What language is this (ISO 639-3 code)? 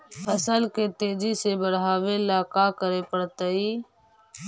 mag